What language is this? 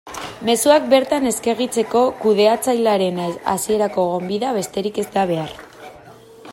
Basque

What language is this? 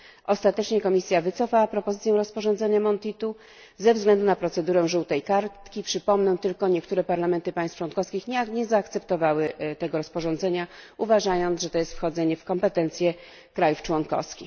Polish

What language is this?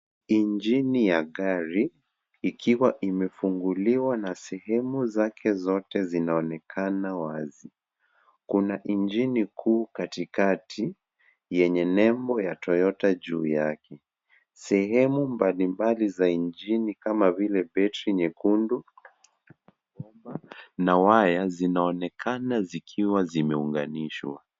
Swahili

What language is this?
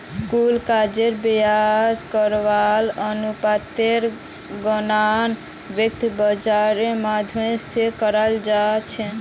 Magahi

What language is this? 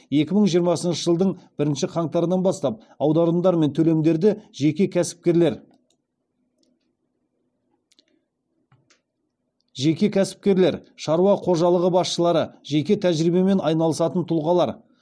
Kazakh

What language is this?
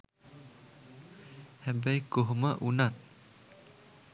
Sinhala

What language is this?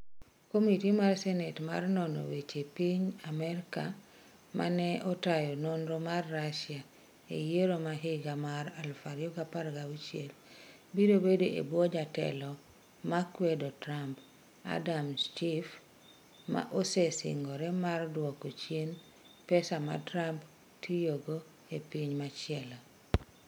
Luo (Kenya and Tanzania)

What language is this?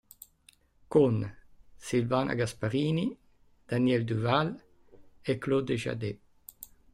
Italian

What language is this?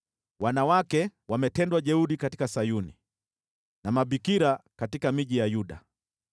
Swahili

